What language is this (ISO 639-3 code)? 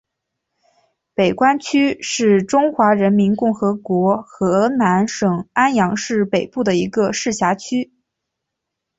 zho